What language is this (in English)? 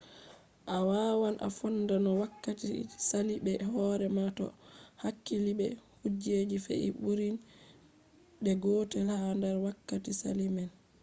Fula